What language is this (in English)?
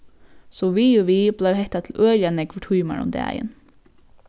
Faroese